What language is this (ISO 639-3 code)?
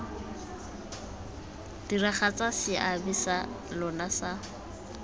tsn